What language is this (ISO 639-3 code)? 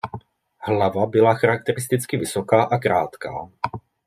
ces